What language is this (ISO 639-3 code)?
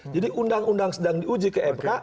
ind